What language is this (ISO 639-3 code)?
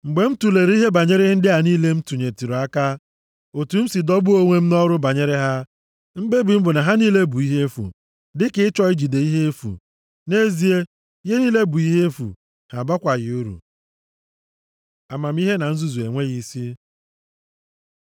ibo